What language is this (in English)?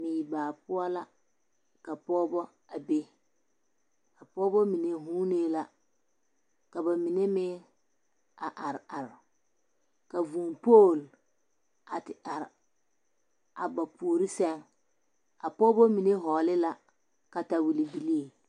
Southern Dagaare